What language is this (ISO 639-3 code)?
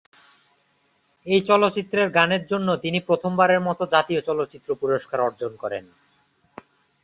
ben